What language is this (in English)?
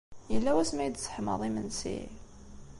Kabyle